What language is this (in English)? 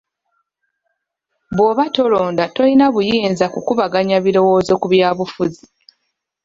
Ganda